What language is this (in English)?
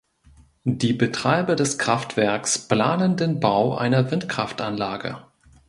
German